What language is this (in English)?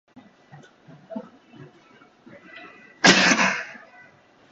Japanese